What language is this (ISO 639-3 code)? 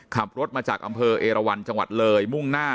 tha